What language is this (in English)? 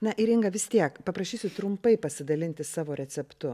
Lithuanian